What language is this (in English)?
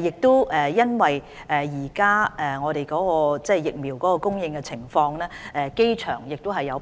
Cantonese